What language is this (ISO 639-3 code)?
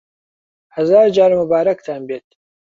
ckb